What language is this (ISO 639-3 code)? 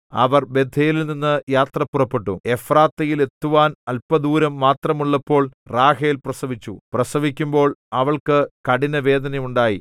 mal